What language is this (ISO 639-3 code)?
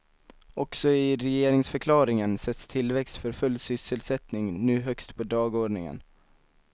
swe